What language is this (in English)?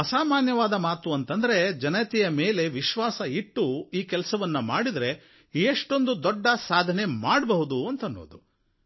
Kannada